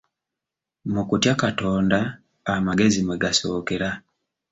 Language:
Ganda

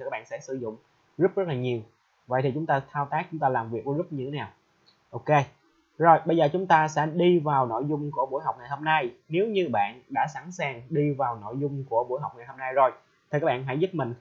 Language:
Vietnamese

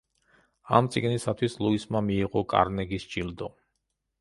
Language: Georgian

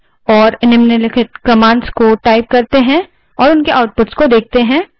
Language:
Hindi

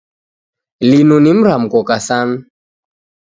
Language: Taita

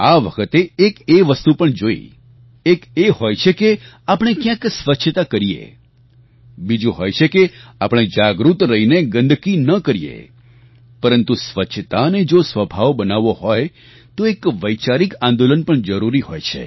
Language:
Gujarati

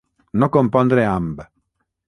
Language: Catalan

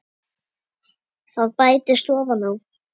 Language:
Icelandic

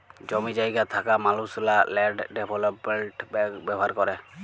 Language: Bangla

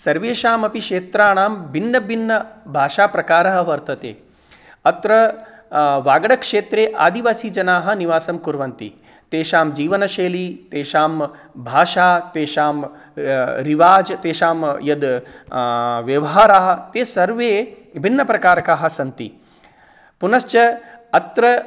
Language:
Sanskrit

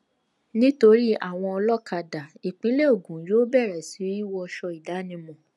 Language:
Yoruba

